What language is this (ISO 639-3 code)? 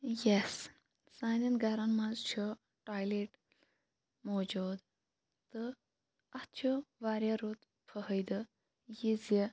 kas